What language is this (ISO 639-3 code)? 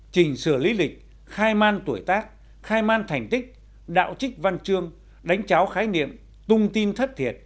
vie